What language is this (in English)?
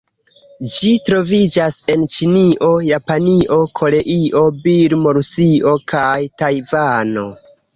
Esperanto